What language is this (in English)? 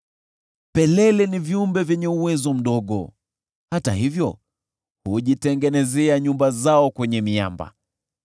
Swahili